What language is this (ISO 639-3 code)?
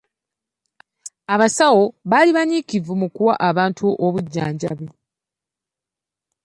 lug